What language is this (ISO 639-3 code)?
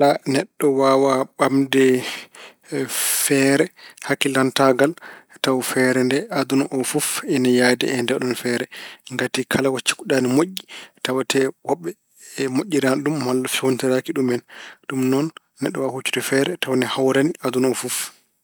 ful